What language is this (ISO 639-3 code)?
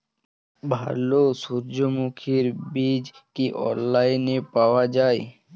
ben